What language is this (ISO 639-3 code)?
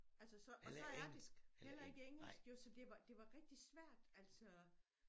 dan